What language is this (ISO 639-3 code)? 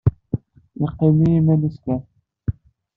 kab